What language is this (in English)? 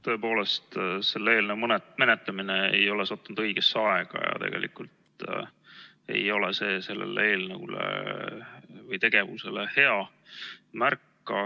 Estonian